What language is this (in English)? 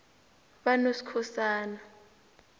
South Ndebele